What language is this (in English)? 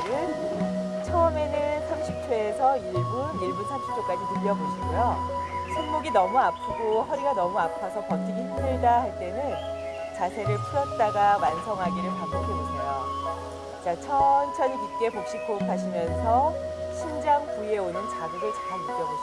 Korean